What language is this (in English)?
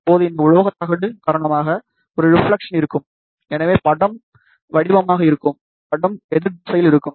Tamil